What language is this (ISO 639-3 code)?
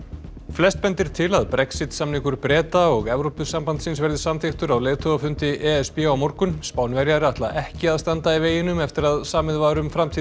isl